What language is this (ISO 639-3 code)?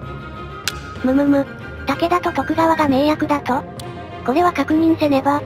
jpn